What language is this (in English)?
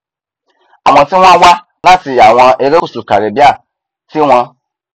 Yoruba